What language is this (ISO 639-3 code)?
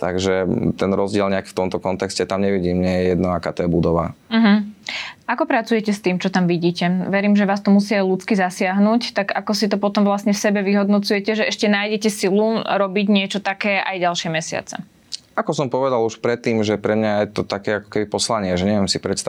slk